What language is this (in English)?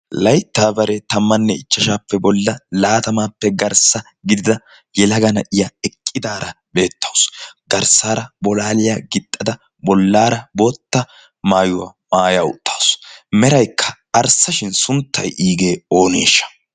Wolaytta